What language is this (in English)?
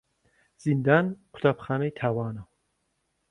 Central Kurdish